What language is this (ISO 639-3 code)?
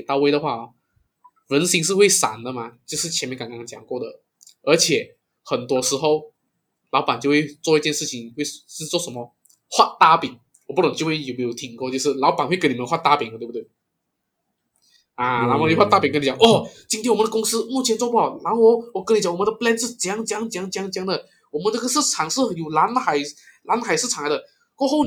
zho